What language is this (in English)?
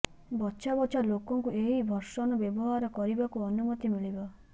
Odia